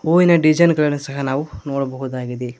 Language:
Kannada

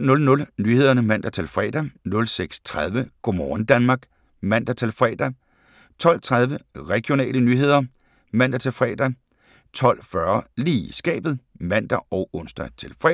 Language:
Danish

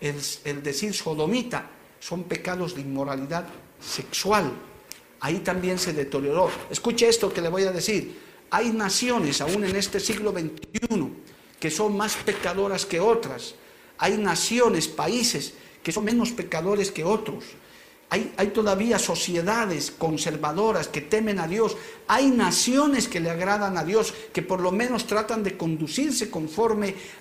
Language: Spanish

